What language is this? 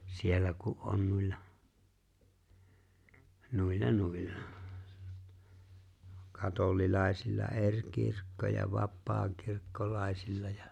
Finnish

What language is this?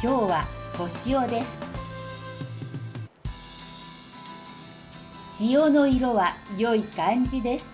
Japanese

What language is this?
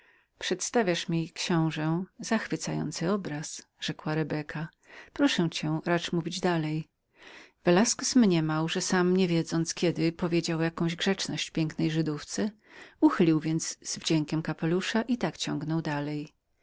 Polish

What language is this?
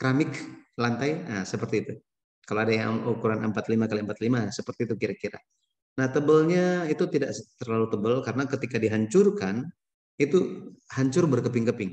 Indonesian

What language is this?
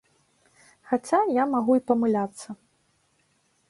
Belarusian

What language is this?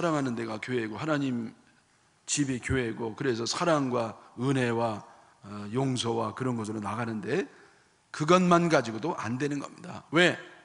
Korean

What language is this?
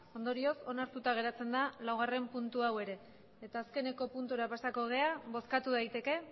Basque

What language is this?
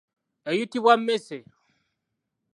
Ganda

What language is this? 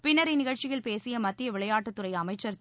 Tamil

